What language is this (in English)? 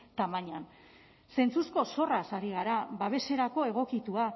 Basque